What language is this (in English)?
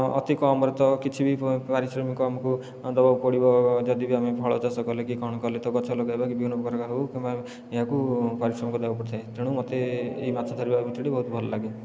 Odia